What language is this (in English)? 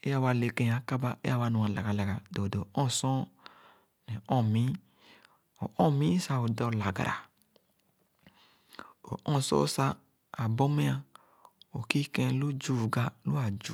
Khana